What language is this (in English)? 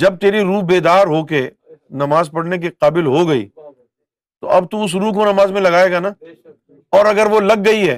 Urdu